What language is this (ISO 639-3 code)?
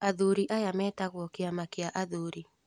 kik